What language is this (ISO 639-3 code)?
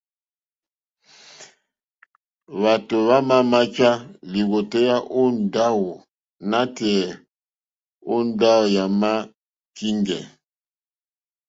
bri